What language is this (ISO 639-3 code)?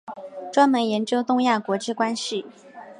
zho